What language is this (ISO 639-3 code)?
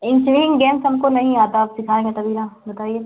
hin